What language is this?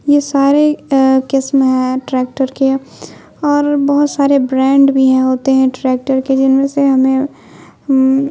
Urdu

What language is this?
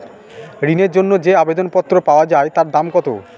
Bangla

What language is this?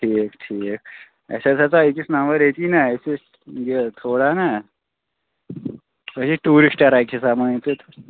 Kashmiri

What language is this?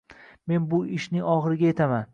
Uzbek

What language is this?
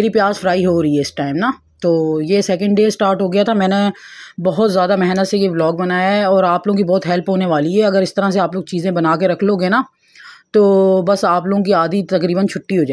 Hindi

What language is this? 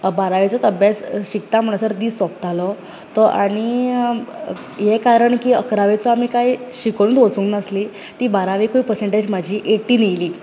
Konkani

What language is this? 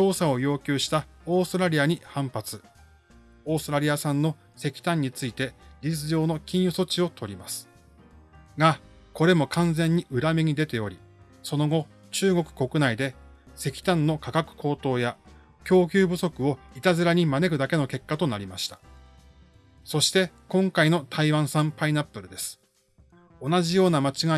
Japanese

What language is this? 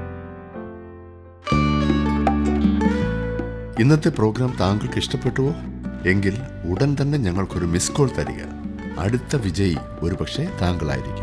Malayalam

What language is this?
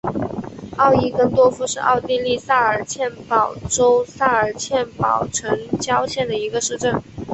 Chinese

